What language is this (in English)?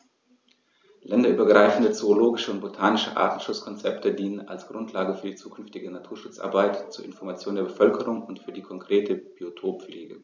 German